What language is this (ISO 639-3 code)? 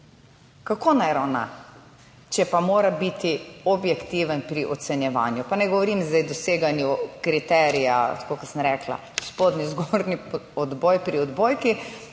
slv